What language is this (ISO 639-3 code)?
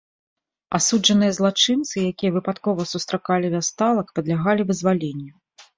bel